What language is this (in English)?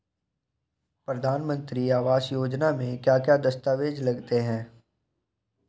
Hindi